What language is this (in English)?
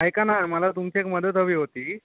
Marathi